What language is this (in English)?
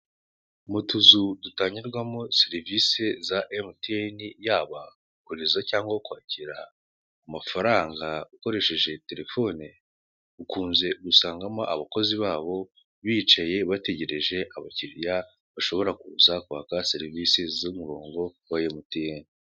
Kinyarwanda